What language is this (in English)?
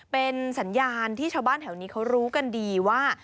Thai